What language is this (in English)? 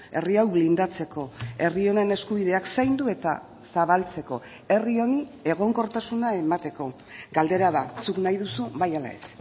Basque